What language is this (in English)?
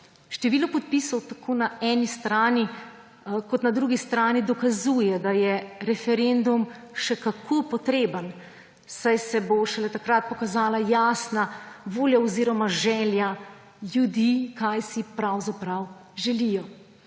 Slovenian